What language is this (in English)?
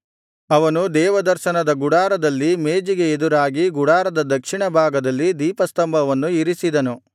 Kannada